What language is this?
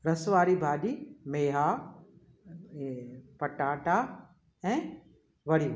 Sindhi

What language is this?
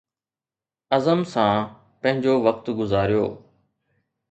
Sindhi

